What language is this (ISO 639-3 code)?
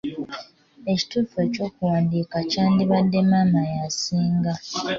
lug